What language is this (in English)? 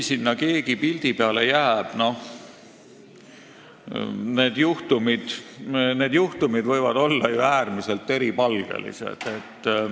Estonian